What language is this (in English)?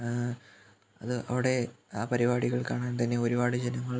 Malayalam